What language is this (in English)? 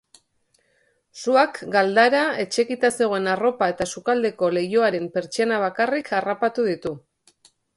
Basque